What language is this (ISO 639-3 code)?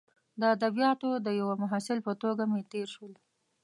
pus